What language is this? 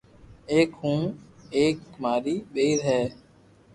Loarki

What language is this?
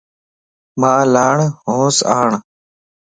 Lasi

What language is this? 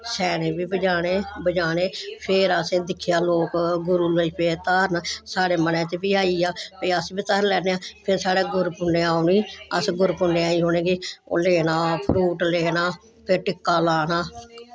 Dogri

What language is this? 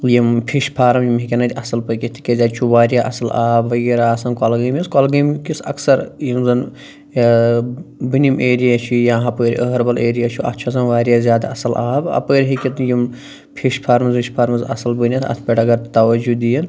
Kashmiri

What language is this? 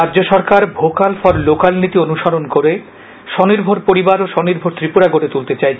Bangla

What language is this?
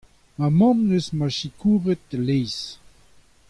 Breton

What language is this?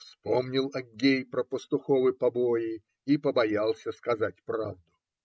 Russian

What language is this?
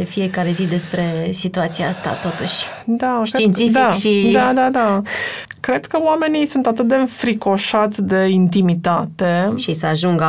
Romanian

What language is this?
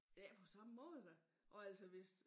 Danish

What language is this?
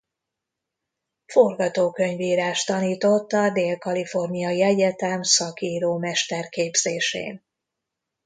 Hungarian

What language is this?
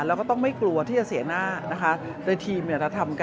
Thai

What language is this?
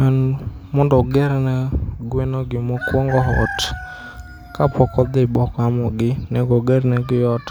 Luo (Kenya and Tanzania)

